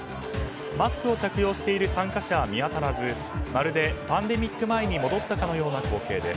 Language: Japanese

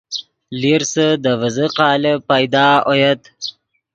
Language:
Yidgha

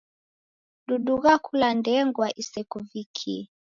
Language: Taita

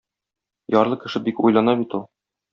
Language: Tatar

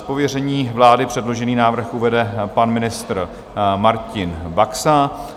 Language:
Czech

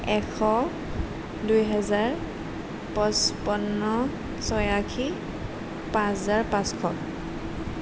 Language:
Assamese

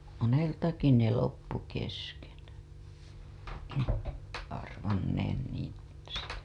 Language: Finnish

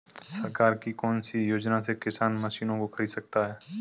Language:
Hindi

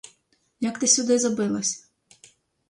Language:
Ukrainian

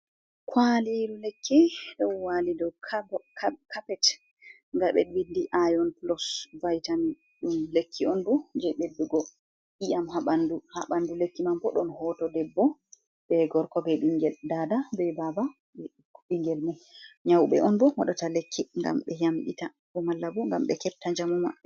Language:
Fula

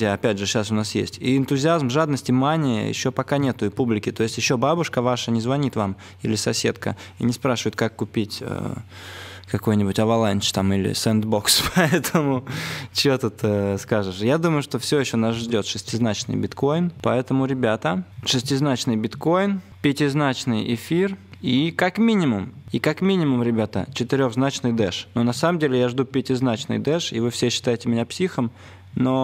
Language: Russian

